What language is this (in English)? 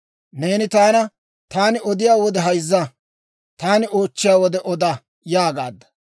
Dawro